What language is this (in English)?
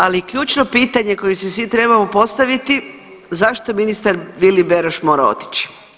Croatian